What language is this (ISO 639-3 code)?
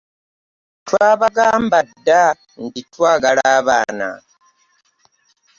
lug